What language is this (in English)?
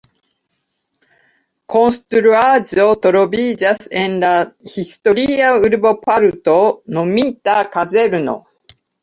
Esperanto